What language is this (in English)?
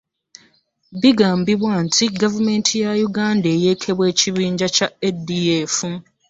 Ganda